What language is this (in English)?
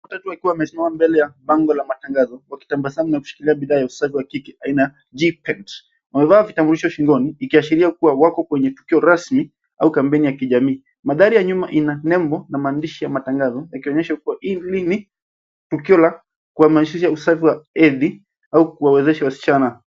Swahili